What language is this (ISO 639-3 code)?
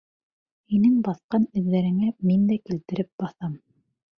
bak